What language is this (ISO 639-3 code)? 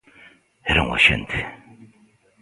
glg